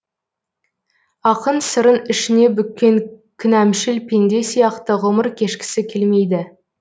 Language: Kazakh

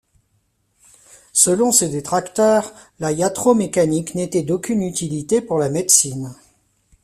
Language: French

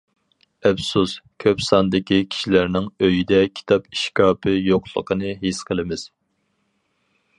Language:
Uyghur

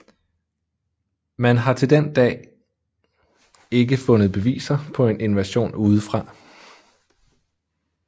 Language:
Danish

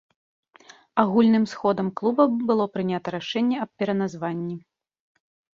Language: Belarusian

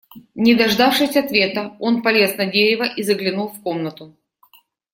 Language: Russian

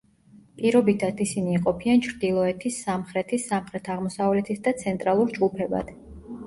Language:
Georgian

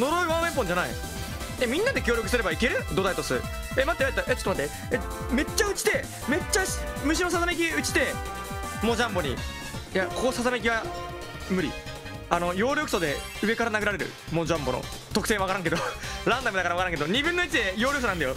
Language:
Japanese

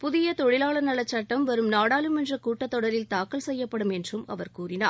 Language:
Tamil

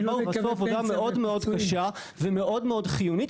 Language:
Hebrew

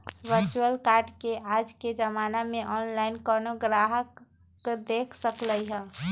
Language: Magahi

